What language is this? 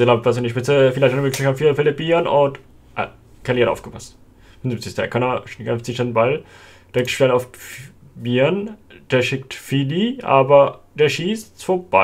German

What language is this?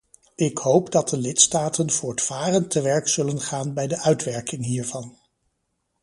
Dutch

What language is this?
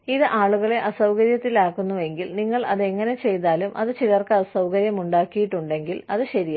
Malayalam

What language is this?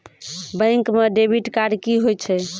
Maithili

